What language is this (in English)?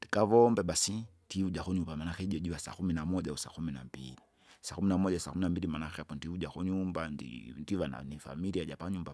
Kinga